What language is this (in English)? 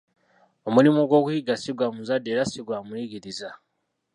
Ganda